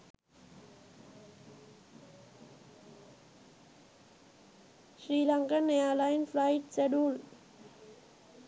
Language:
Sinhala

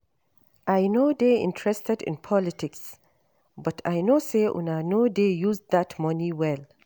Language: Nigerian Pidgin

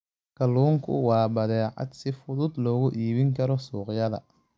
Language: Somali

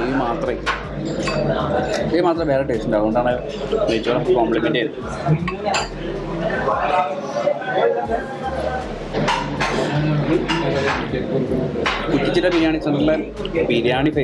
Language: Malayalam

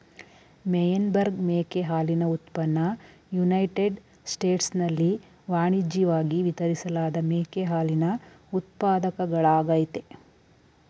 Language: Kannada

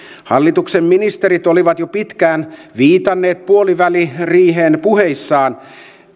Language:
Finnish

